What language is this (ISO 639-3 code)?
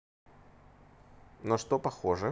rus